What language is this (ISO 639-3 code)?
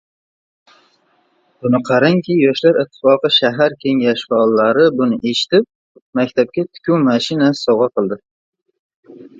uzb